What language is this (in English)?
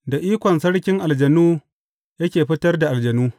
Hausa